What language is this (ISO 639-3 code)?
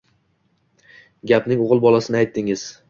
uzb